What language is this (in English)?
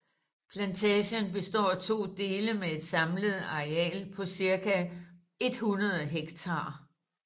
Danish